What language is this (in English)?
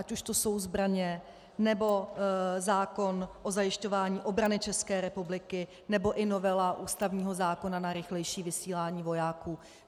Czech